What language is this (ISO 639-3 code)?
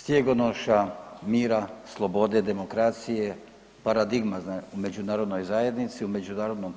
hrv